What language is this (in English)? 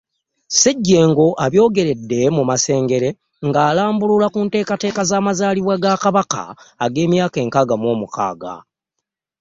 Ganda